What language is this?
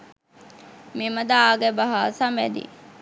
Sinhala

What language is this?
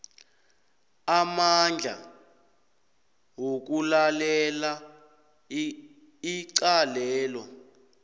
South Ndebele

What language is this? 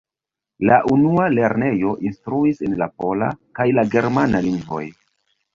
Esperanto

